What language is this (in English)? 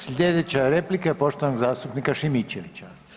Croatian